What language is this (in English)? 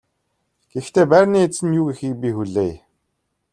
Mongolian